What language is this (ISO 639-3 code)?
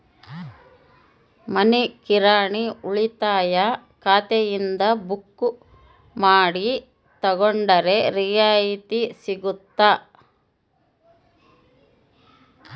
kan